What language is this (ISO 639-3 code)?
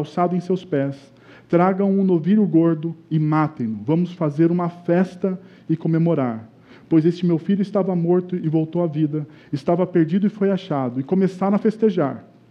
por